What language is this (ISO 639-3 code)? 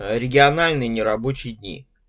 rus